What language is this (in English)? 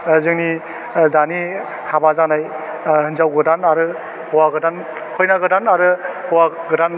Bodo